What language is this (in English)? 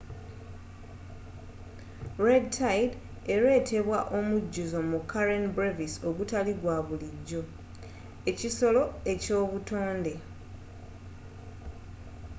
Ganda